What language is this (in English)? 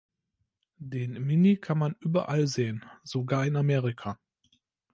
German